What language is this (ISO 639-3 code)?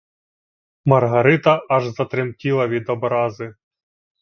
ukr